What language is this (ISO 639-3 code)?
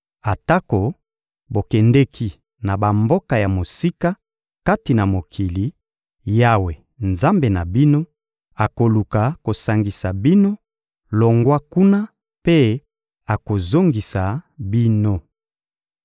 lin